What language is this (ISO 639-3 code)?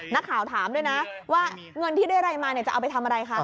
tha